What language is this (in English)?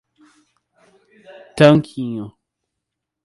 Portuguese